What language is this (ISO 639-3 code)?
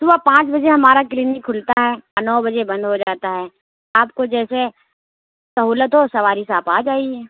urd